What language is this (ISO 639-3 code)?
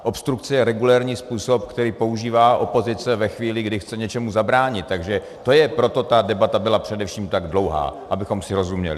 ces